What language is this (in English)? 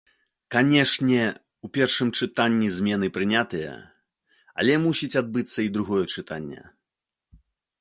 Belarusian